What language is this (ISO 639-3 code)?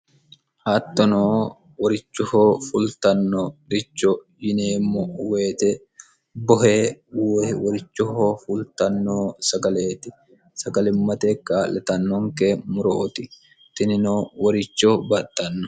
sid